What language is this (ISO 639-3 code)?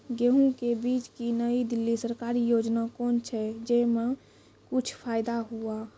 mai